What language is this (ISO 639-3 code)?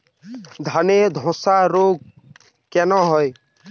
ben